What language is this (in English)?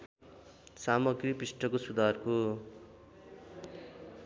Nepali